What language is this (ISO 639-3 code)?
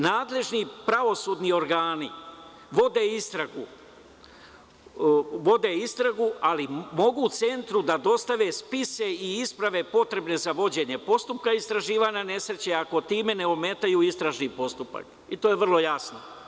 srp